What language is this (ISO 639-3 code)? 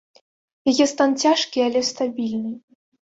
bel